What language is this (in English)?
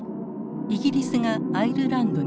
Japanese